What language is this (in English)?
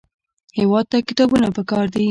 Pashto